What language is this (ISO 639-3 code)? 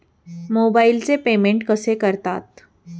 mar